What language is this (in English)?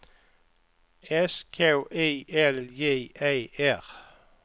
Swedish